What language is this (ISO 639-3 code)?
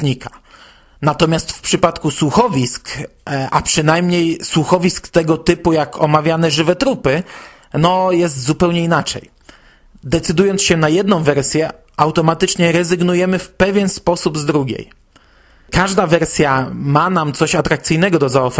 pol